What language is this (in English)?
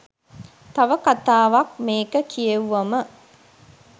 Sinhala